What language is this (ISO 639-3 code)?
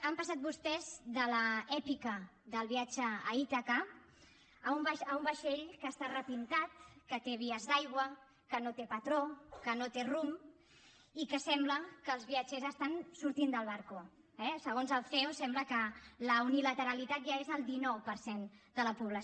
cat